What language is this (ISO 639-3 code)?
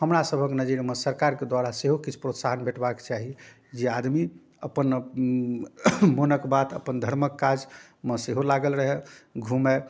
mai